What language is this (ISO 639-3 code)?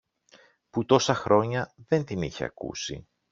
ell